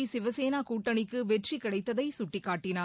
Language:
Tamil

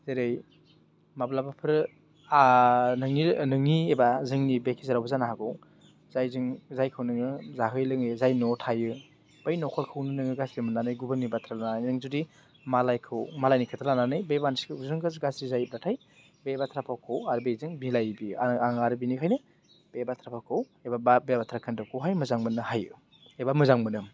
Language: Bodo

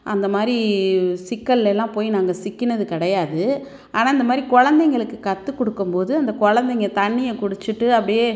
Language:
Tamil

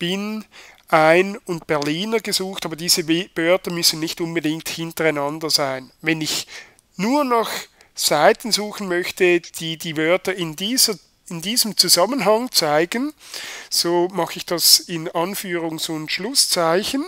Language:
German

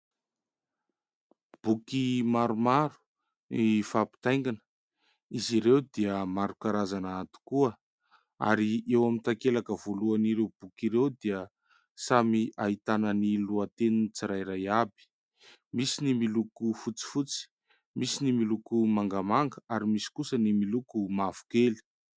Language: Malagasy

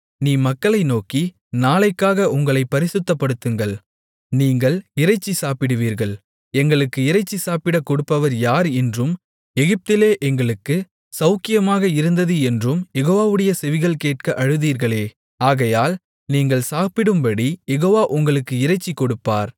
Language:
Tamil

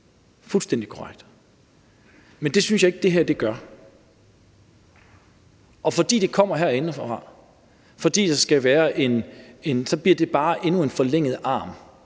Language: Danish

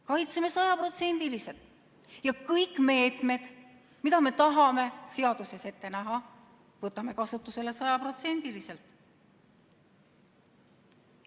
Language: Estonian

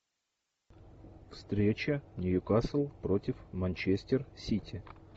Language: Russian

